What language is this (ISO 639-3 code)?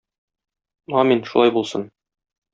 tat